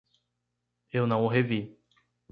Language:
Portuguese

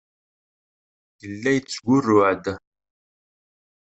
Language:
Kabyle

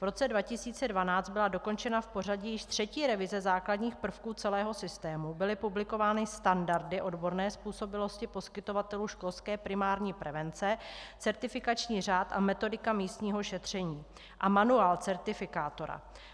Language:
Czech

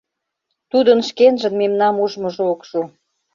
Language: Mari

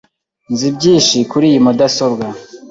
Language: Kinyarwanda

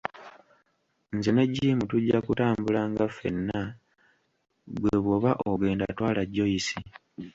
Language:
Ganda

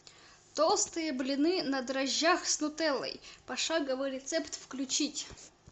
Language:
Russian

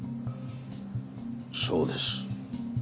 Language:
Japanese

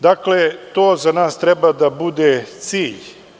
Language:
Serbian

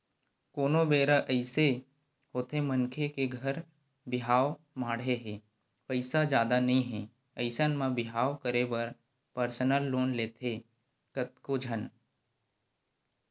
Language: Chhattisgarhi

